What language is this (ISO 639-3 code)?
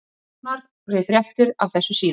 isl